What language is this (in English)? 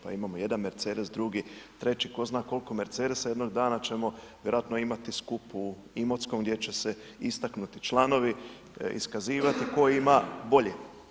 Croatian